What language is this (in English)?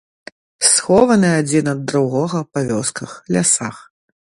Belarusian